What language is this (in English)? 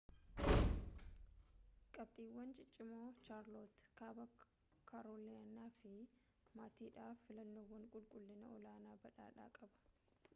Oromo